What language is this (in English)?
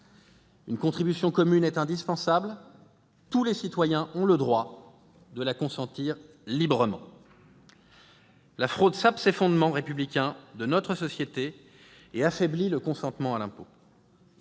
French